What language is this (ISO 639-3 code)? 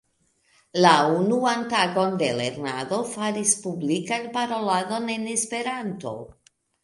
epo